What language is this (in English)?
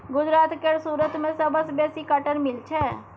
Maithili